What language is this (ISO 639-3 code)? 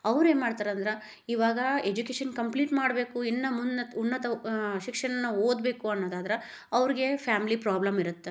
kan